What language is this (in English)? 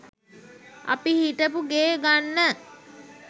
Sinhala